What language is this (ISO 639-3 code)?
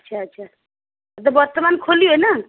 ori